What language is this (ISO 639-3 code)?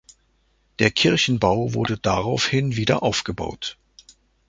deu